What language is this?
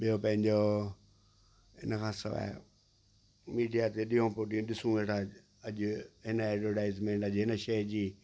Sindhi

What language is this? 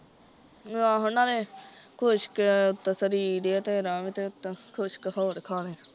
Punjabi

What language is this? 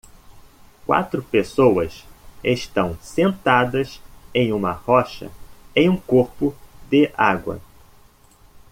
Portuguese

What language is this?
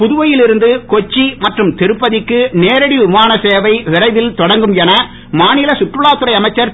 Tamil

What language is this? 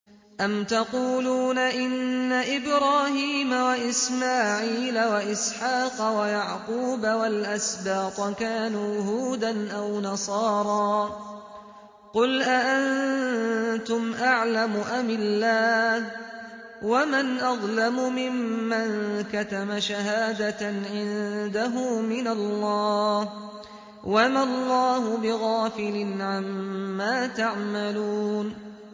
Arabic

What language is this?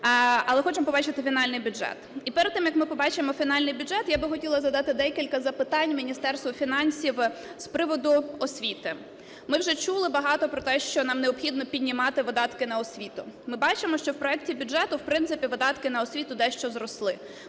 Ukrainian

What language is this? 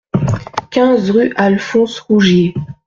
French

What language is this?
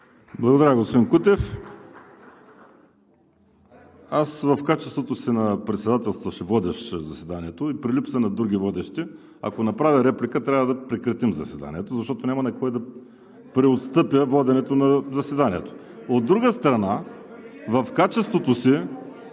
Bulgarian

